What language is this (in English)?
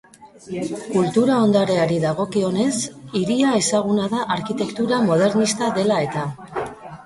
Basque